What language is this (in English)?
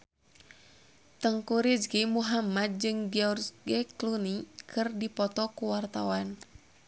Sundanese